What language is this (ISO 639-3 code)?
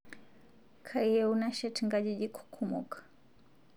mas